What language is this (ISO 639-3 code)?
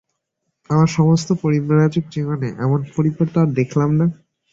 ben